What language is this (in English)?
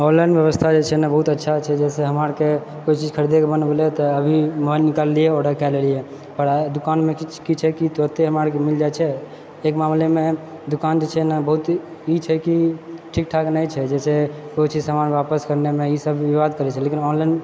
Maithili